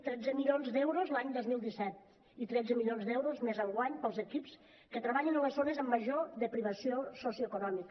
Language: Catalan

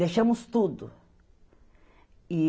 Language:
Portuguese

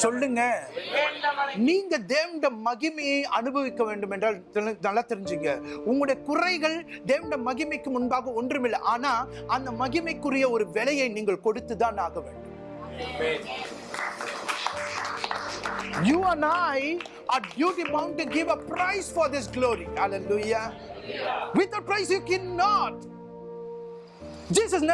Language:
Tamil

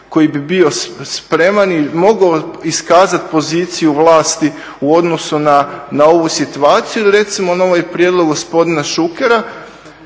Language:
Croatian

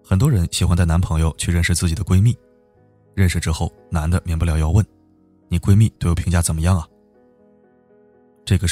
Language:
Chinese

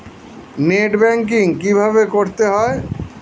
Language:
Bangla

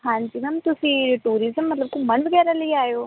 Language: Punjabi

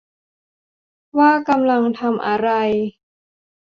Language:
Thai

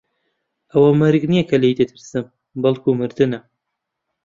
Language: Central Kurdish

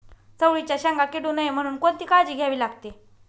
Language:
Marathi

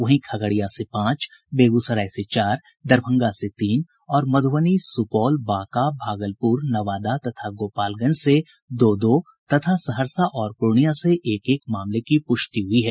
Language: Hindi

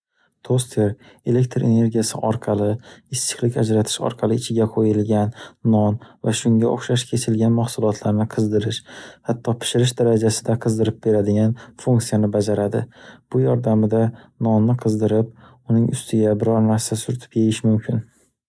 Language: Uzbek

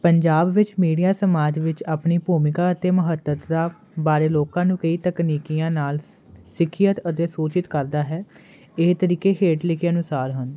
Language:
Punjabi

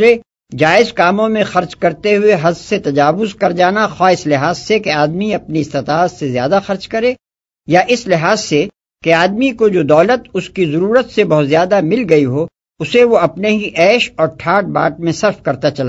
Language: Urdu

